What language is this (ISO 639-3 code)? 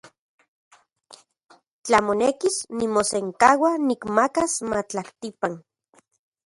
ncx